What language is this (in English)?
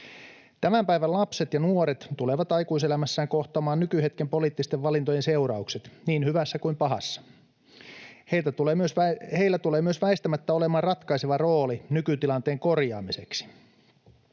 Finnish